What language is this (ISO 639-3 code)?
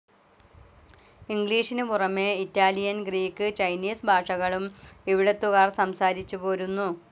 mal